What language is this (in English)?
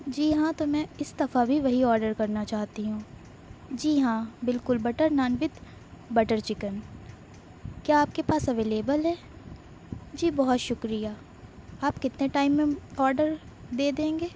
Urdu